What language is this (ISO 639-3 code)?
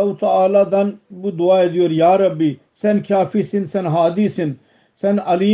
tur